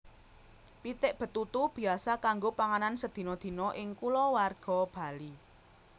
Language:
Javanese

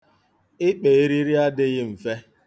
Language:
Igbo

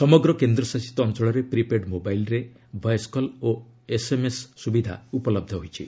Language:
Odia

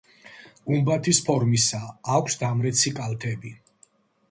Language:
Georgian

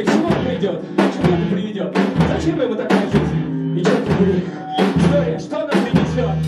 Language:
Russian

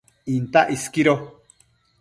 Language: Matsés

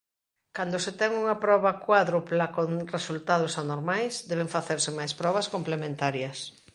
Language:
Galician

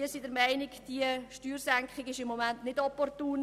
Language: Swiss German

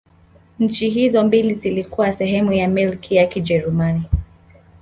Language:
Swahili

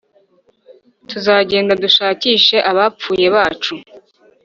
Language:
Kinyarwanda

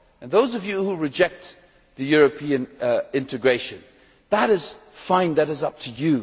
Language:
English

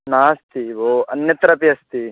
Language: Sanskrit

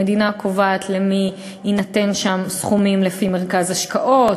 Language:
Hebrew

